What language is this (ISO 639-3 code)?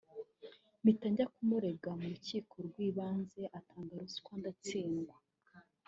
kin